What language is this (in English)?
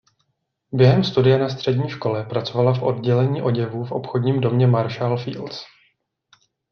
Czech